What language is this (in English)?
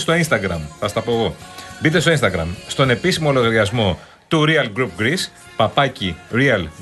Greek